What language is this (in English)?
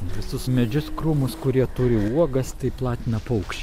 Lithuanian